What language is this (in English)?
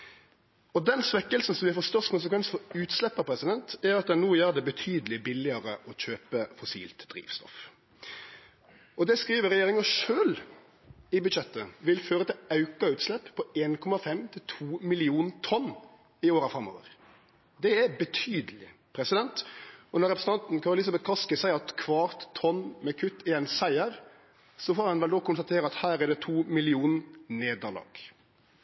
Norwegian Nynorsk